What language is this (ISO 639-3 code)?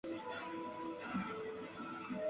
zho